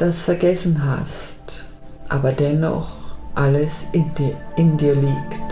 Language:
German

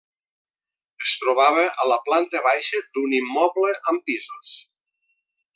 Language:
Catalan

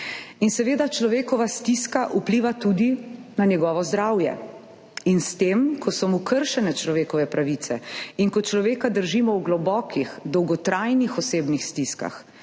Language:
Slovenian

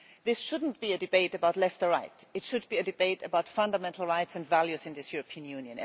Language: English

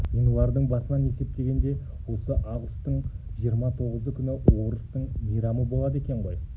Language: Kazakh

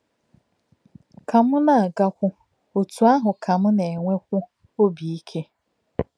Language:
Igbo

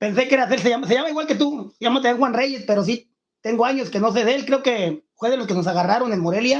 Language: Spanish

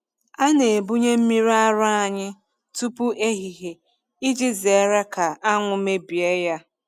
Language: Igbo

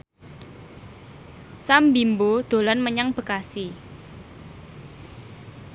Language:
Javanese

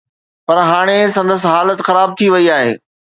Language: Sindhi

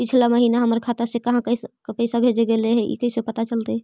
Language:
Magahi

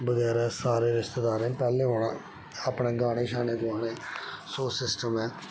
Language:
Dogri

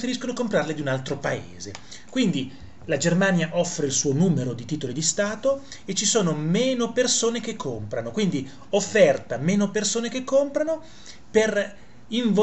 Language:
Italian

